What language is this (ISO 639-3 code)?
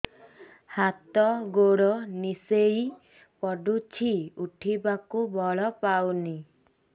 ori